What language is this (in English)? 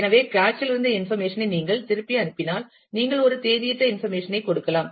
Tamil